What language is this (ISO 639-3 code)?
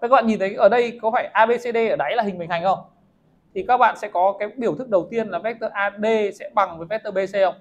vie